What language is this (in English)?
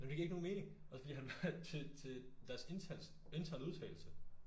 Danish